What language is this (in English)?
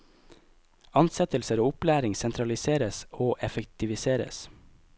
Norwegian